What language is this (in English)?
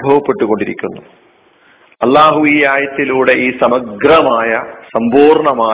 Malayalam